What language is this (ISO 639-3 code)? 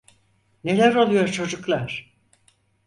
tur